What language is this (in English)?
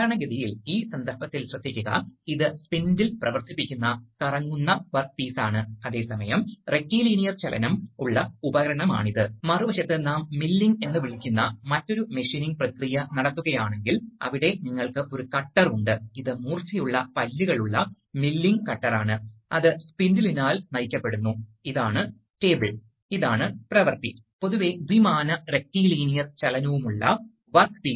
Malayalam